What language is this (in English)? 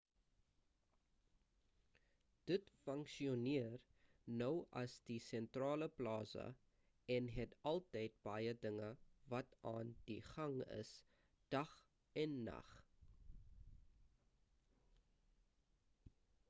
Afrikaans